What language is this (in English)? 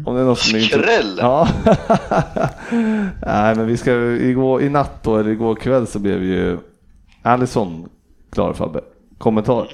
Swedish